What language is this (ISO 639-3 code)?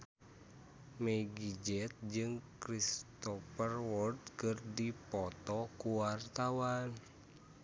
sun